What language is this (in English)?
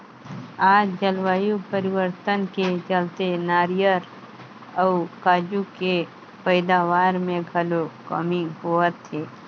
Chhattisgarhi